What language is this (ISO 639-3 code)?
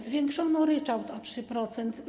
pol